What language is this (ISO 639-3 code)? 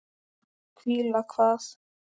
isl